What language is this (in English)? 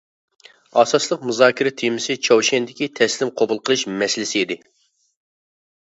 Uyghur